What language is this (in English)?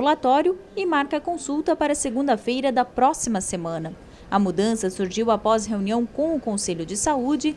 Portuguese